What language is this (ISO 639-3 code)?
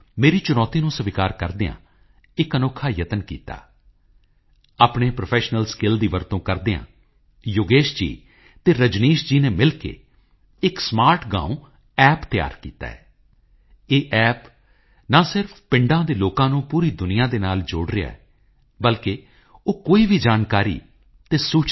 pan